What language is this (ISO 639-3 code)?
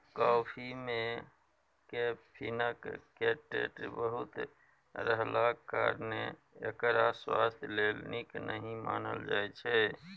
mai